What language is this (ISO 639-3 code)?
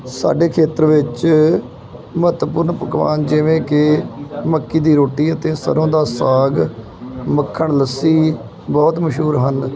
pan